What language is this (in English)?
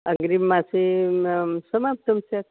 Sanskrit